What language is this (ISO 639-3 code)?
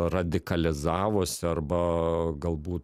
lit